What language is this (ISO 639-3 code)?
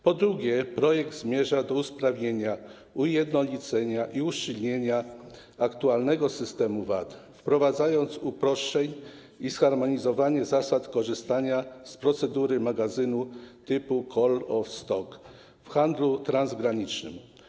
pol